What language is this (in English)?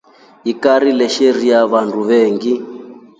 Rombo